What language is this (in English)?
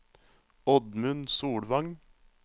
Norwegian